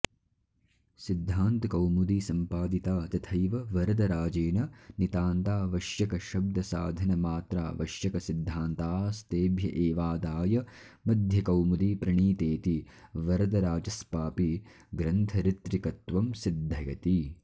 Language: Sanskrit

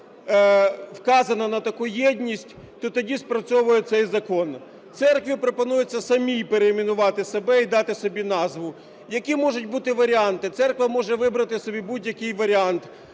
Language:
Ukrainian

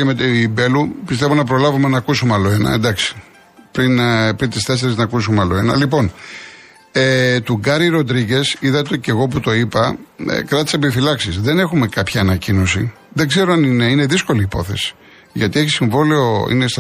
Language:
Greek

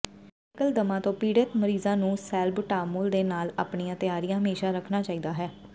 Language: Punjabi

